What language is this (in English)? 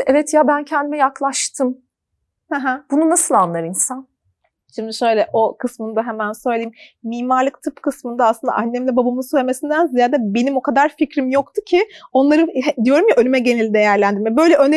Turkish